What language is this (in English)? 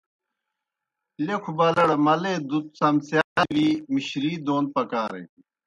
Kohistani Shina